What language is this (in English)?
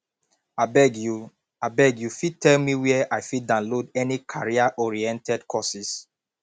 Nigerian Pidgin